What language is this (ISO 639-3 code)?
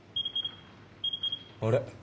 jpn